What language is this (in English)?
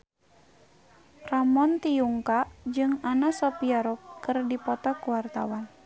Sundanese